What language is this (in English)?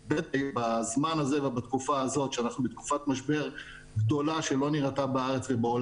Hebrew